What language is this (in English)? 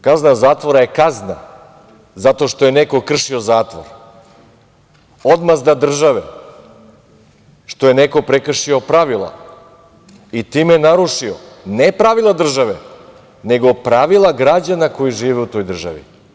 Serbian